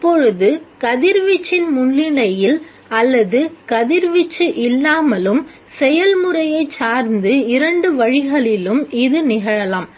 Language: Tamil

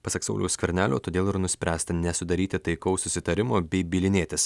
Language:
Lithuanian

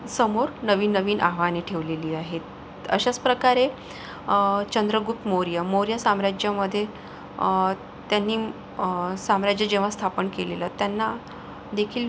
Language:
Marathi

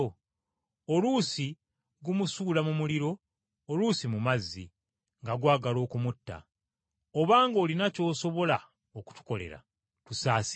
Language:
Ganda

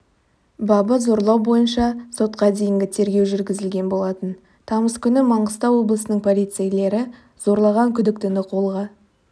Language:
Kazakh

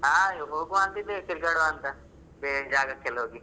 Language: Kannada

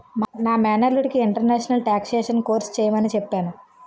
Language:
Telugu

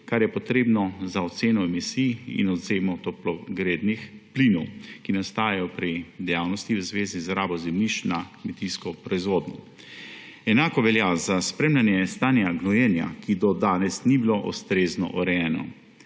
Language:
Slovenian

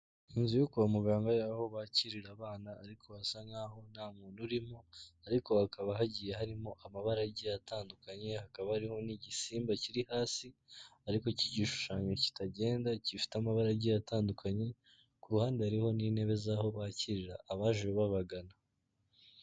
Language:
Kinyarwanda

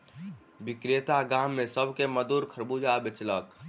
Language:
Maithili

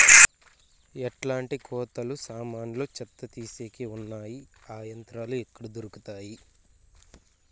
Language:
Telugu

